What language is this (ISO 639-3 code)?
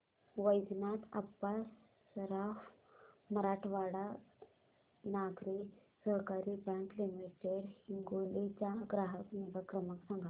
mar